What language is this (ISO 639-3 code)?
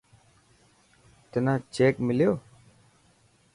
mki